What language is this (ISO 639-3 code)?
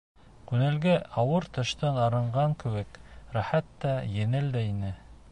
bak